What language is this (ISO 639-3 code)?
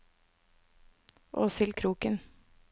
nor